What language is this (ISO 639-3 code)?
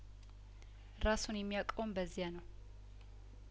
amh